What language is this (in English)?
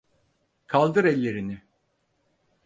Turkish